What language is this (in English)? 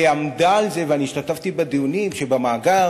Hebrew